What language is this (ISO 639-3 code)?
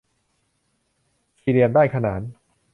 tha